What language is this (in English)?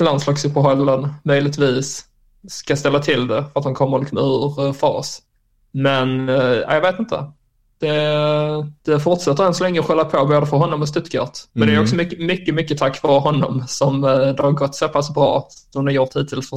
Swedish